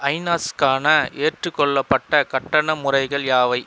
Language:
Tamil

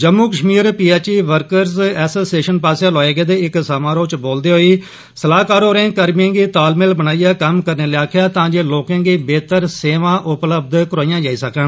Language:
Dogri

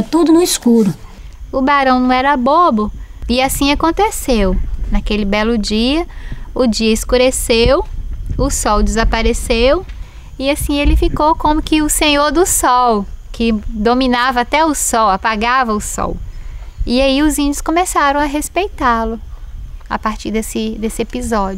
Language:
Portuguese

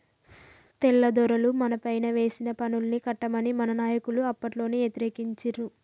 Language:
Telugu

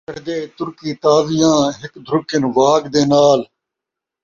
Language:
Saraiki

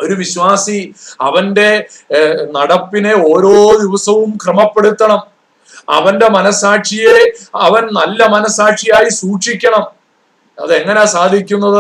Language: Malayalam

